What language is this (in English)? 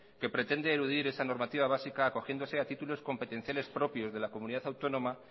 Spanish